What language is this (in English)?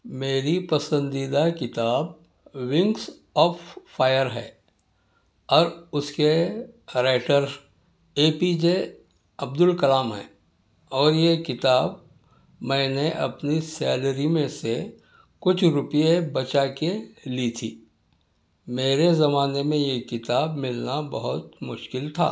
Urdu